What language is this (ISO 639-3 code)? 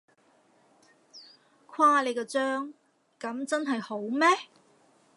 yue